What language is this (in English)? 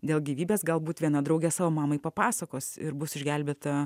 Lithuanian